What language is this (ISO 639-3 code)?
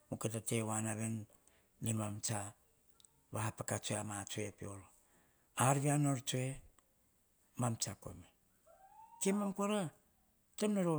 hah